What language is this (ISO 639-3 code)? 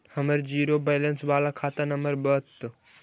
mag